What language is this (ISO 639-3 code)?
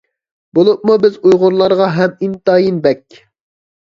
uig